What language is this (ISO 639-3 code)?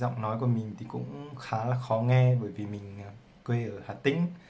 vie